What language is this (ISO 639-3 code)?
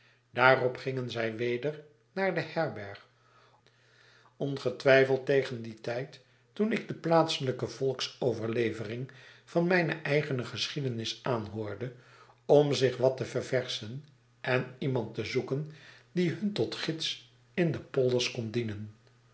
nld